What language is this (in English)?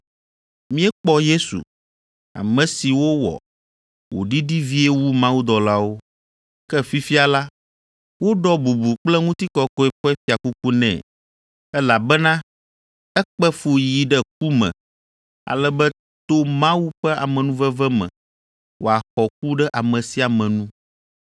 Ewe